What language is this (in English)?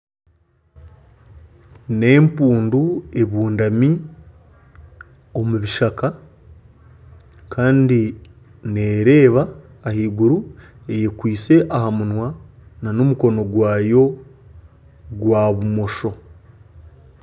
Nyankole